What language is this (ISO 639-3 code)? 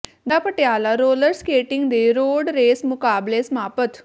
pan